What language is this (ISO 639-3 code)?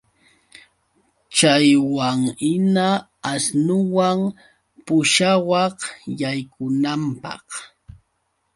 qux